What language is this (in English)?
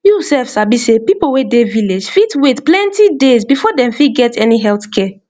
Nigerian Pidgin